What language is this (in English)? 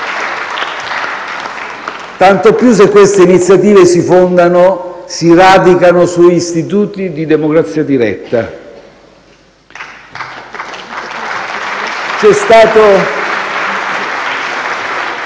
Italian